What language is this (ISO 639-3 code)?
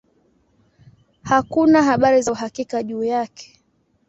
swa